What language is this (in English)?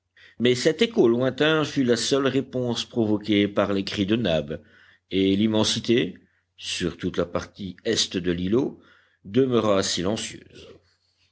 French